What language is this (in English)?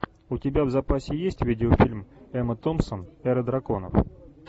Russian